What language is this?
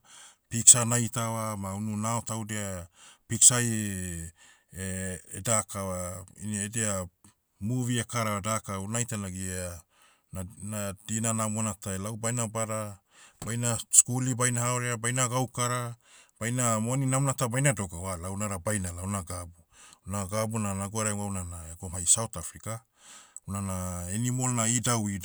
Motu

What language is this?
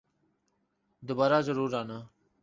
Urdu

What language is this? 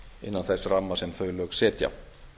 Icelandic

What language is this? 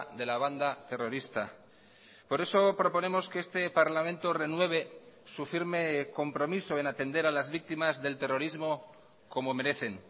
Spanish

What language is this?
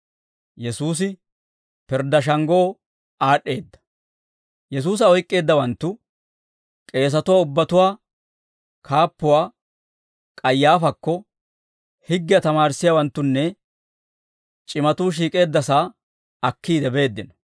Dawro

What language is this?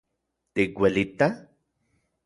Central Puebla Nahuatl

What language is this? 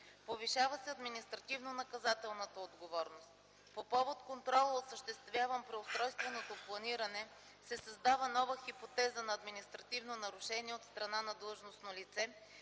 Bulgarian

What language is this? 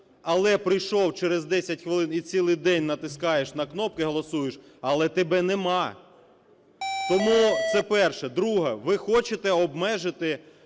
Ukrainian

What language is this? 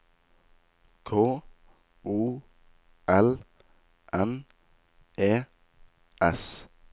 Norwegian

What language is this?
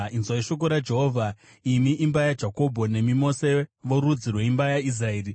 Shona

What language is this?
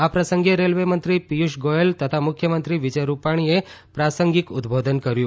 Gujarati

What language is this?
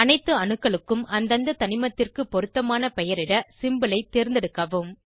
Tamil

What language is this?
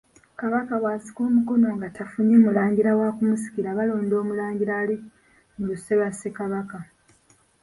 Ganda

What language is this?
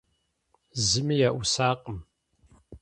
Kabardian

